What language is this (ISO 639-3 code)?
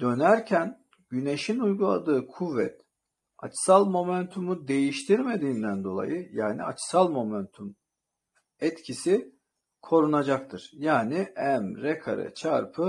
tur